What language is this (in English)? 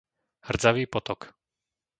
Slovak